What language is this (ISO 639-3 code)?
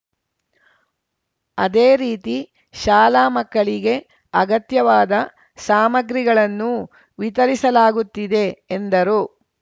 kan